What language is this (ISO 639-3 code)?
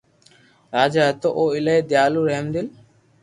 lrk